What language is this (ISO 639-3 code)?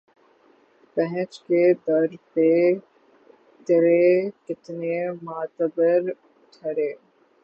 urd